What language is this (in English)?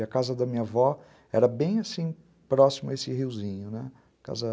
Portuguese